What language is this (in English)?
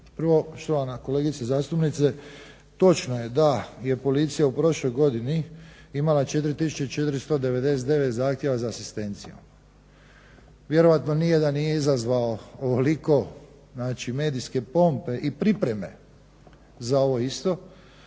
Croatian